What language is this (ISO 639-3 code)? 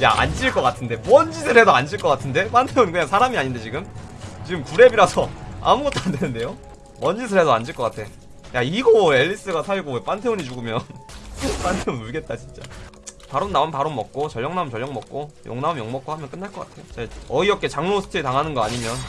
kor